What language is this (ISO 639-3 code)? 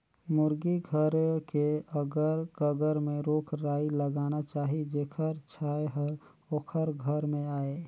hne